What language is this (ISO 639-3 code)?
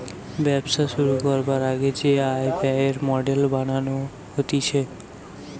ben